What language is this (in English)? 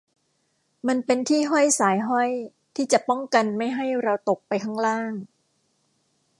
Thai